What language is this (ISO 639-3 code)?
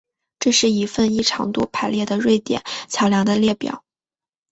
zho